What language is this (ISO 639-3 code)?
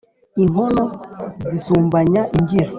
kin